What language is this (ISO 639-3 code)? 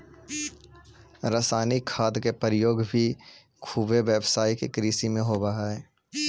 mag